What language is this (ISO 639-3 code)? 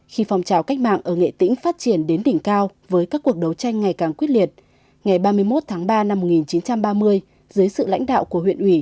vie